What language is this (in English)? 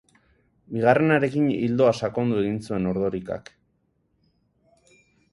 Basque